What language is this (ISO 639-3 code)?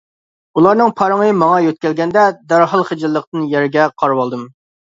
uig